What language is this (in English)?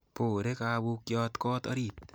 Kalenjin